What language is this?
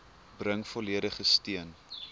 Afrikaans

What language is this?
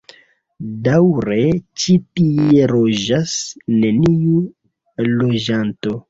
Esperanto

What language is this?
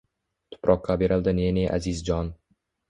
Uzbek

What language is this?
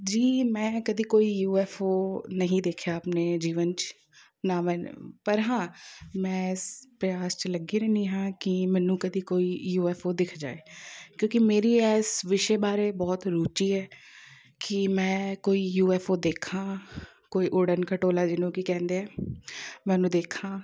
Punjabi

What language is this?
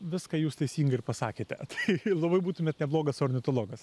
Lithuanian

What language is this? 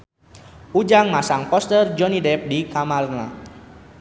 Sundanese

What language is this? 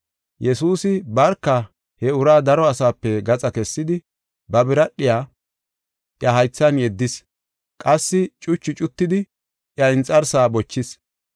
Gofa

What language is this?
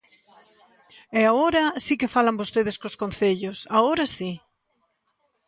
Galician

